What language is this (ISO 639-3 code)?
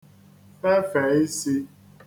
ibo